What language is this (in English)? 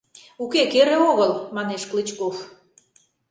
Mari